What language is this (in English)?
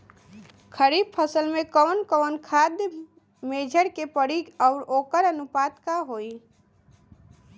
Bhojpuri